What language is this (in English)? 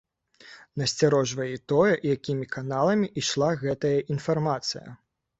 Belarusian